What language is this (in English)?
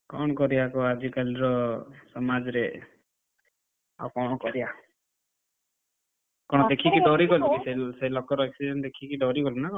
Odia